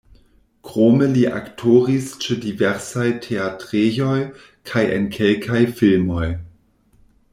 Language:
Esperanto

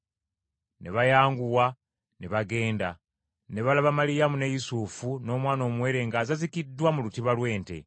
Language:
Ganda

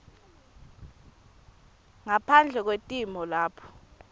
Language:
Swati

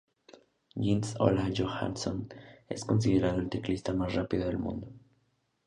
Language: Spanish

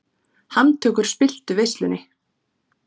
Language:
Icelandic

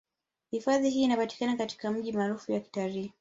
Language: Swahili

